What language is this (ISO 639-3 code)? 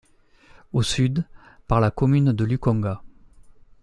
fra